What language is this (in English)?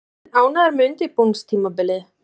Icelandic